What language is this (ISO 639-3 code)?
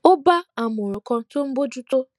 yor